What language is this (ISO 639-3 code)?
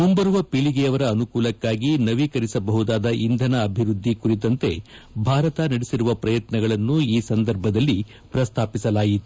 kan